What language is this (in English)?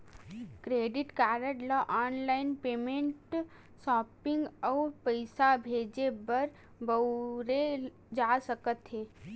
Chhattisgarhi